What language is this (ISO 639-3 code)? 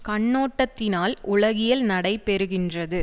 tam